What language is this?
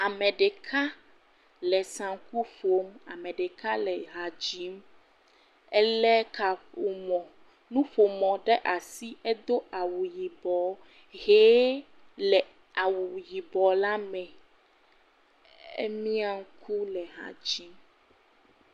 Ewe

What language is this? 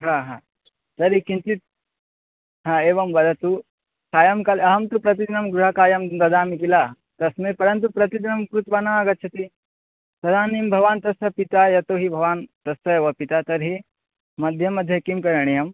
Sanskrit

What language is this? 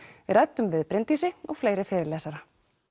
Icelandic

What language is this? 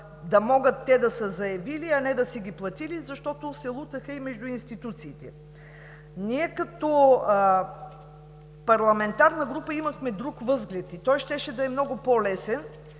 Bulgarian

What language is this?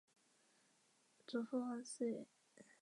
Chinese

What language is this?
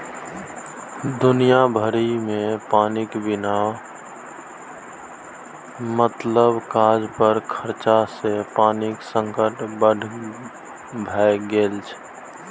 Maithili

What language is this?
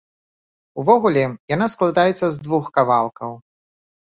Belarusian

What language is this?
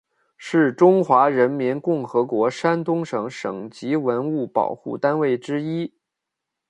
Chinese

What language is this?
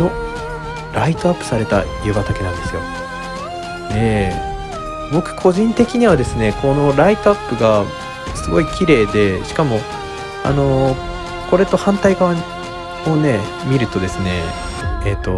Japanese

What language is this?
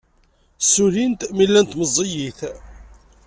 Kabyle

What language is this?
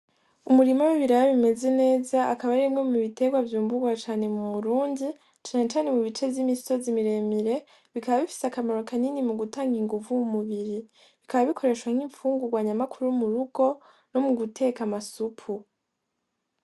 Rundi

